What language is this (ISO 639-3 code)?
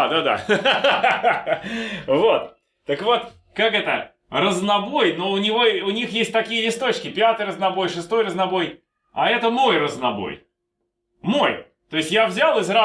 rus